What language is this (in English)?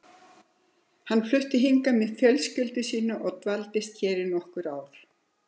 Icelandic